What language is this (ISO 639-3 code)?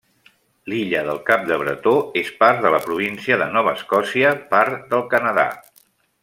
cat